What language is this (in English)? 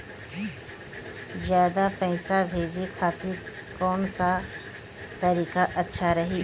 Bhojpuri